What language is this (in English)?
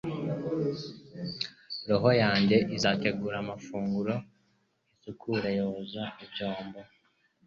Kinyarwanda